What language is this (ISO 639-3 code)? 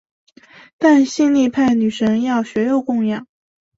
zho